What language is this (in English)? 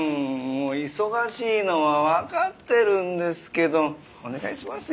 Japanese